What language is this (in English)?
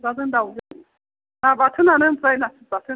Bodo